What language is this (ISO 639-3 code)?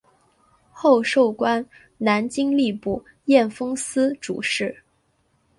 zho